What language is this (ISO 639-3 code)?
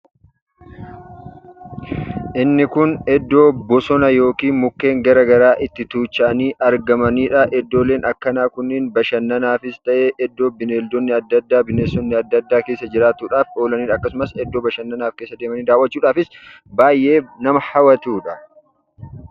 orm